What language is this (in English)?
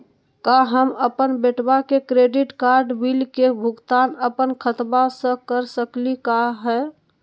Magahi